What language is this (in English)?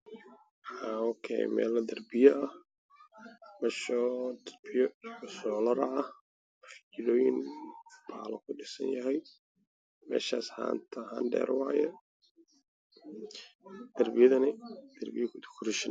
Somali